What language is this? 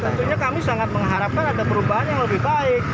Indonesian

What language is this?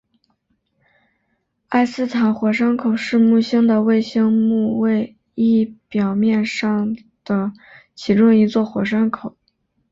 Chinese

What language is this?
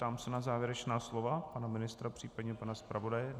Czech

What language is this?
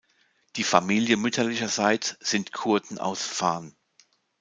German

